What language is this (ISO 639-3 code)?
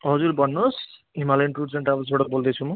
nep